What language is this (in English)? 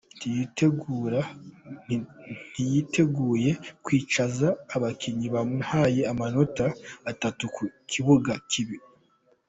Kinyarwanda